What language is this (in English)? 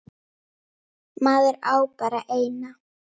Icelandic